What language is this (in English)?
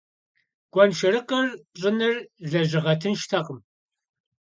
Kabardian